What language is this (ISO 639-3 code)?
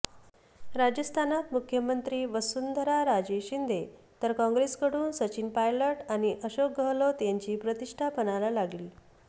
mar